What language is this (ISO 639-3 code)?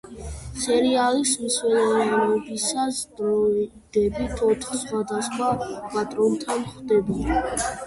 kat